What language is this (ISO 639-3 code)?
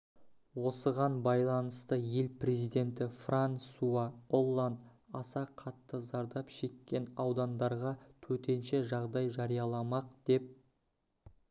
kaz